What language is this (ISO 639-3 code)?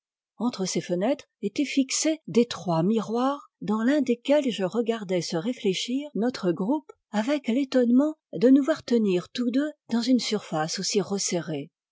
fra